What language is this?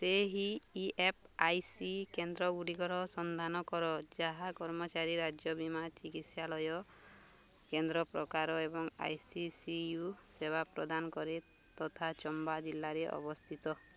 Odia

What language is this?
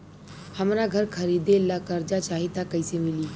Bhojpuri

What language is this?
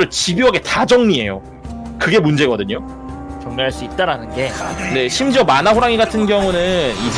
Korean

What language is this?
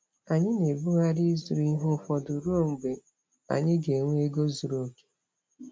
Igbo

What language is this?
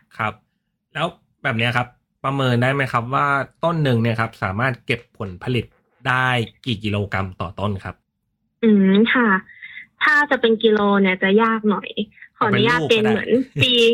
Thai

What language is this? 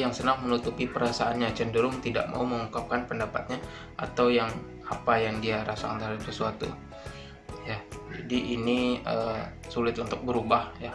Indonesian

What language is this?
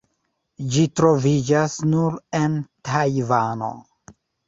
Esperanto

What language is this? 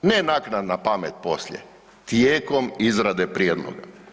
Croatian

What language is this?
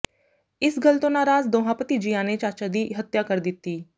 Punjabi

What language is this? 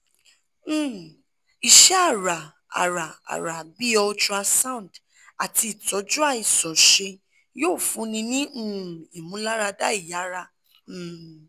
Yoruba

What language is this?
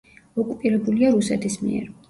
Georgian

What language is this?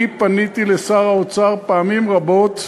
Hebrew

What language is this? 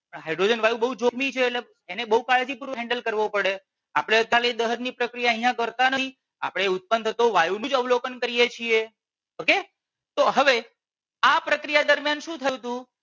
Gujarati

